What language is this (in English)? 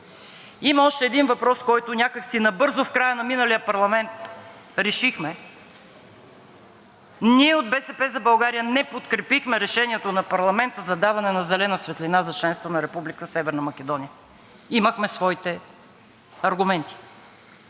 Bulgarian